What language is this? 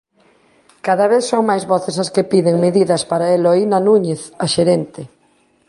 Galician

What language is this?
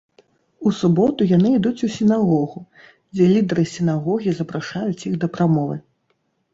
Belarusian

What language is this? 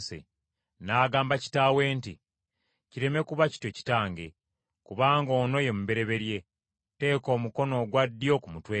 Ganda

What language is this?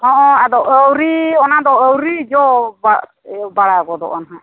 Santali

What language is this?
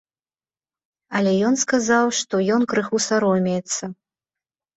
Belarusian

